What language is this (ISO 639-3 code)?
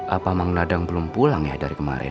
ind